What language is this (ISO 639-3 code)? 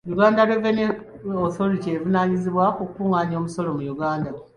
lug